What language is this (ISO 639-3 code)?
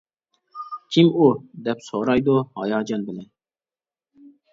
uig